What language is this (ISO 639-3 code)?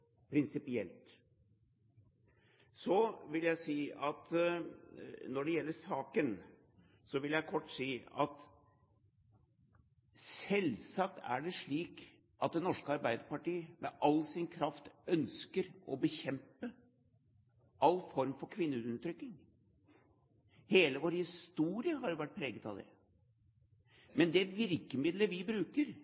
nob